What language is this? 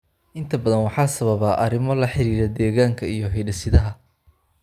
Somali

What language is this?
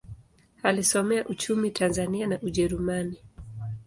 Swahili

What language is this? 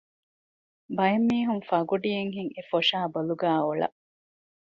Divehi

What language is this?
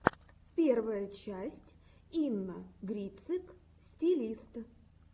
Russian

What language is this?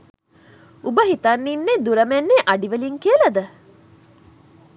Sinhala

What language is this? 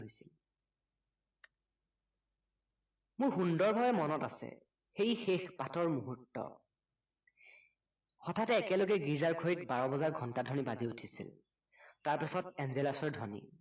Assamese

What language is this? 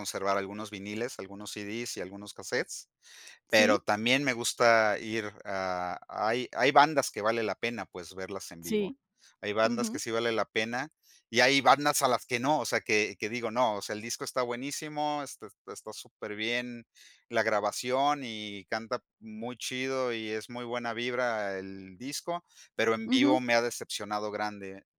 Spanish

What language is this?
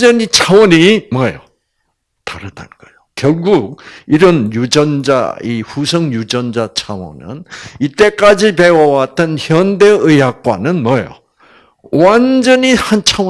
Korean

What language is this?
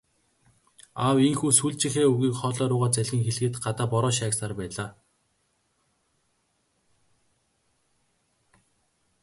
Mongolian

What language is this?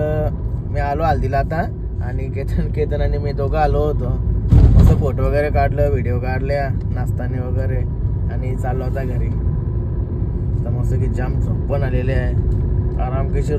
Hindi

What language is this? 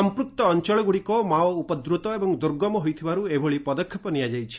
Odia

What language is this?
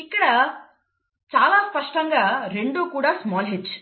Telugu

